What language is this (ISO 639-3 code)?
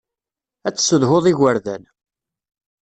kab